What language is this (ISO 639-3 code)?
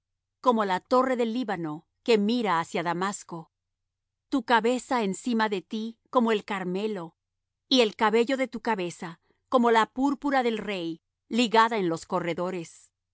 spa